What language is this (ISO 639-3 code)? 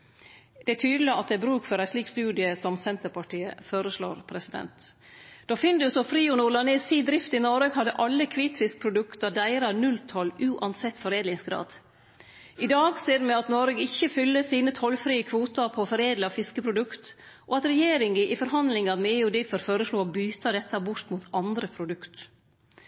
nno